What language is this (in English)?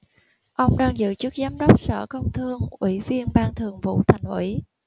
Vietnamese